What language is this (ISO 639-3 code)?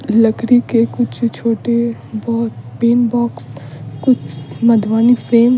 hin